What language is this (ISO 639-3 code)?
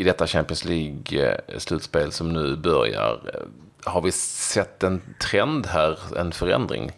swe